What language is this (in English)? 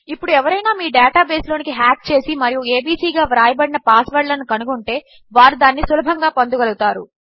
Telugu